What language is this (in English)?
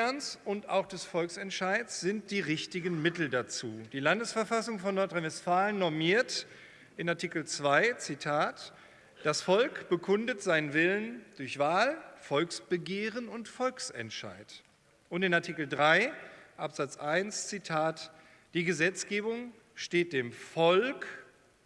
German